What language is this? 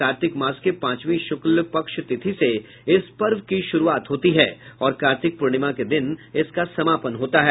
Hindi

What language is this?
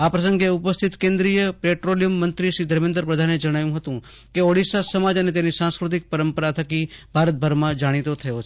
Gujarati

